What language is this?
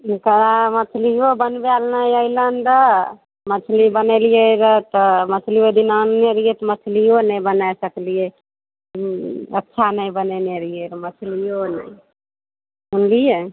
Maithili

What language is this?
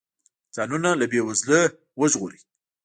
Pashto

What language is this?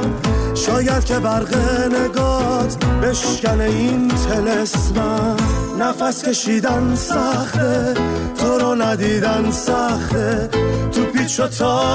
Persian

